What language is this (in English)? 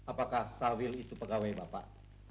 Indonesian